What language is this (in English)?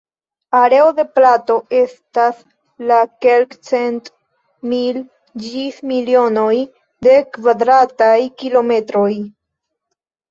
Esperanto